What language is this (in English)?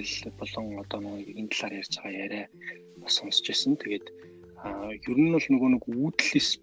Russian